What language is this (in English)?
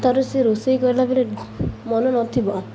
Odia